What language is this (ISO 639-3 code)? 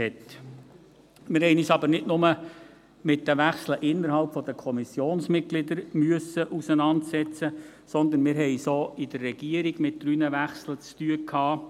gsw